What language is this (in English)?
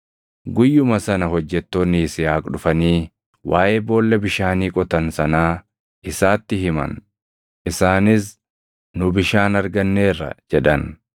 Oromo